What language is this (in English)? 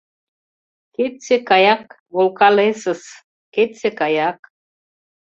Mari